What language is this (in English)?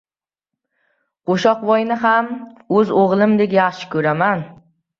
Uzbek